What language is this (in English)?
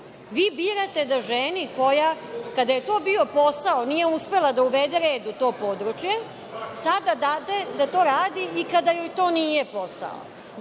Serbian